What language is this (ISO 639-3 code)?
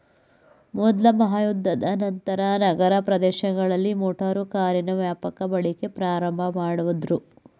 kan